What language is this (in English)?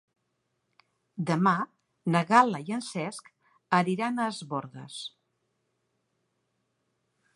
Catalan